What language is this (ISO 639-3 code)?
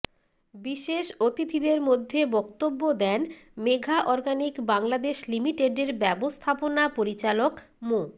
ben